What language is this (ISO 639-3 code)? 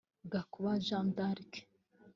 kin